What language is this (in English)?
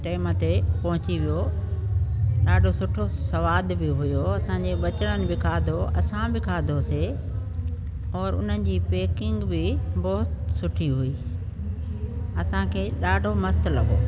Sindhi